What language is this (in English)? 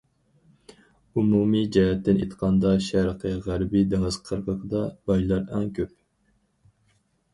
Uyghur